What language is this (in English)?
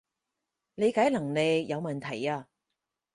Cantonese